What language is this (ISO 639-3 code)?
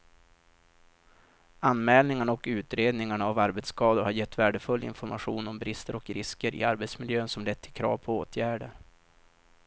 swe